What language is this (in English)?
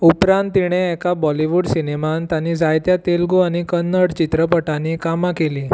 Konkani